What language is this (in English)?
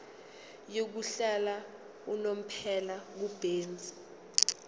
Zulu